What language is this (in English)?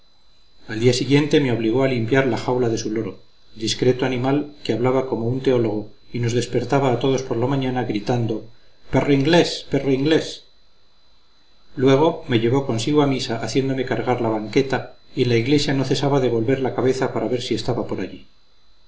Spanish